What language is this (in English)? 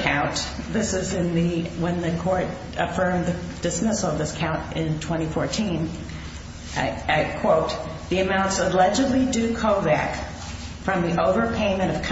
English